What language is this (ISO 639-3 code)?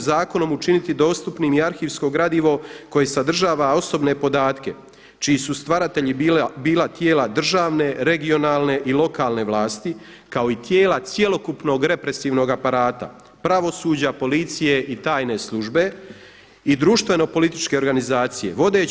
hrv